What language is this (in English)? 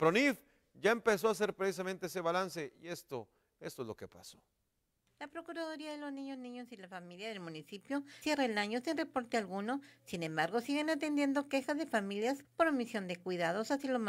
Spanish